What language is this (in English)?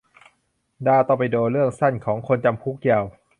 Thai